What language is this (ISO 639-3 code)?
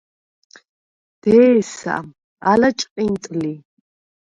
sva